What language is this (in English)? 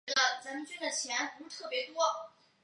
Chinese